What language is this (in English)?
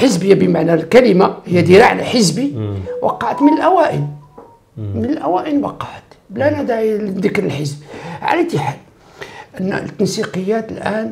Arabic